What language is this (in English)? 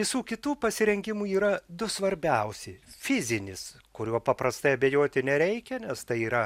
Lithuanian